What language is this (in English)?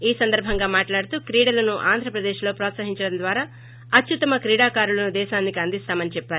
Telugu